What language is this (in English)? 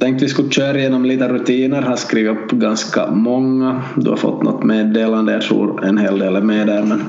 Swedish